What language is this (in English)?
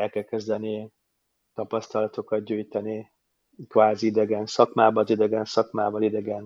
Hungarian